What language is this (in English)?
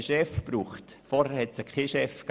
Swiss German